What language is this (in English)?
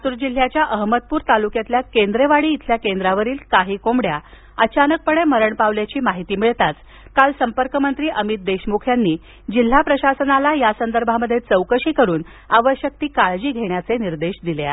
Marathi